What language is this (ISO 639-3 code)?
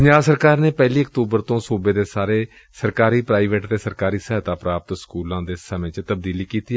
pan